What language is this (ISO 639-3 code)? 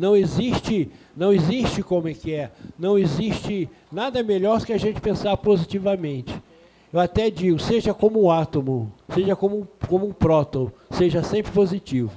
por